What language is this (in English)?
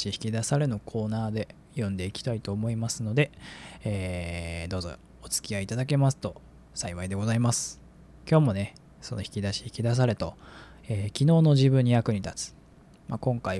Japanese